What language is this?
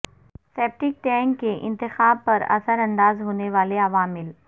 Urdu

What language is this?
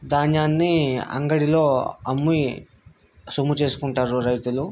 Telugu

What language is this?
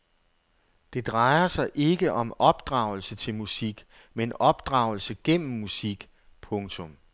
Danish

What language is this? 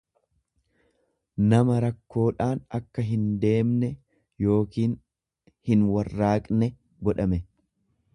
Oromo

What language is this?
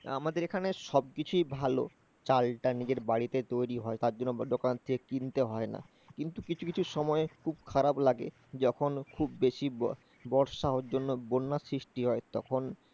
Bangla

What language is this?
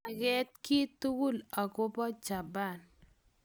Kalenjin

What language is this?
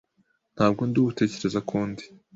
Kinyarwanda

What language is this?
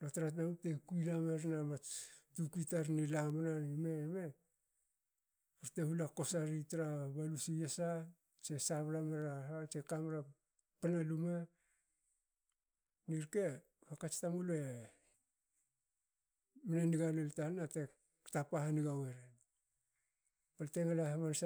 Hakö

